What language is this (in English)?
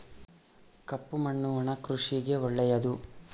Kannada